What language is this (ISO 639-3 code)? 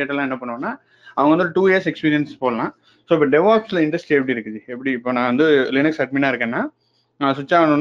tam